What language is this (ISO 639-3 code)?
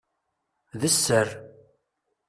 kab